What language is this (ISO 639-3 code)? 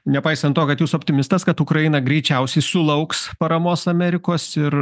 lit